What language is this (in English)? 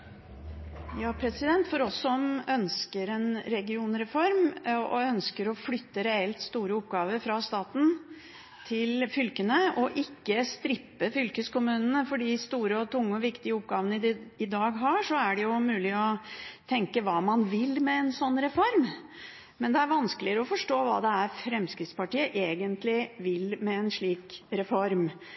Norwegian